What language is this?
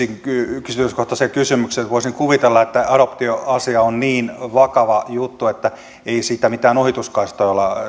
Finnish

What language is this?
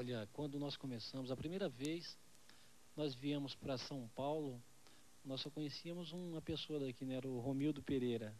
Portuguese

